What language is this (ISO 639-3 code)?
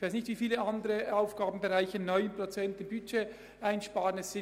gsw